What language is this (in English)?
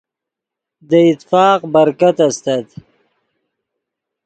Yidgha